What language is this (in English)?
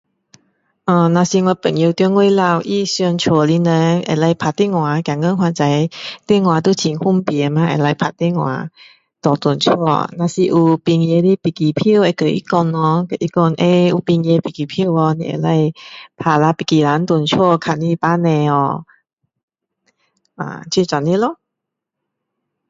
Min Dong Chinese